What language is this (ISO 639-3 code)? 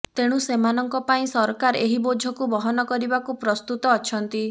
ori